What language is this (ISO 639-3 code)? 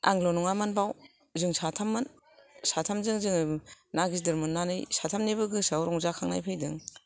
brx